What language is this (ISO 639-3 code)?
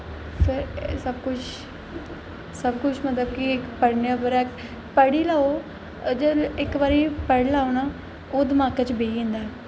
doi